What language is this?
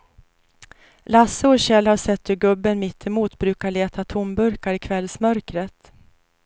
Swedish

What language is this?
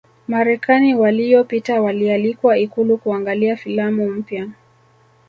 Swahili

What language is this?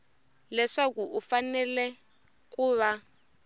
Tsonga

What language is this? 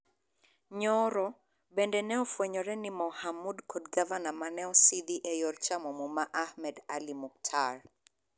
Luo (Kenya and Tanzania)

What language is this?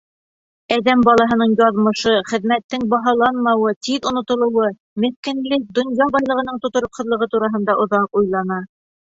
Bashkir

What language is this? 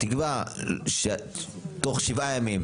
Hebrew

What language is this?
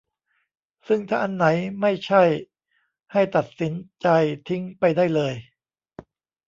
Thai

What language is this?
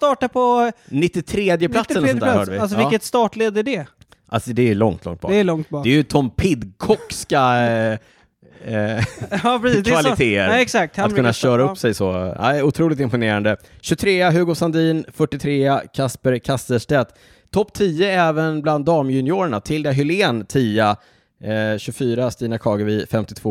Swedish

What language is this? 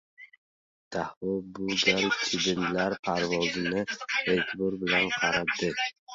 Uzbek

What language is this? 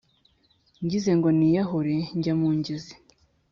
Kinyarwanda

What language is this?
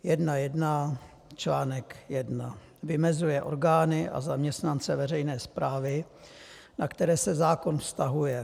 Czech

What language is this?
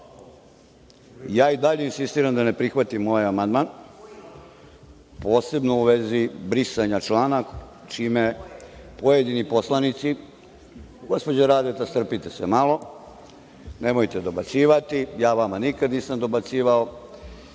Serbian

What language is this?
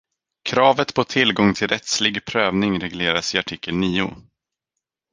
Swedish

